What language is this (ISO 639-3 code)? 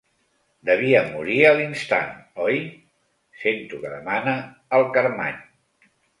cat